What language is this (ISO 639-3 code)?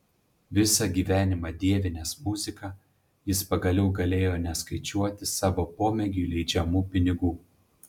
lit